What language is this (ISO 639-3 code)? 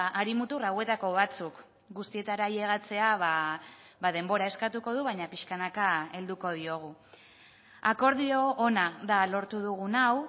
eus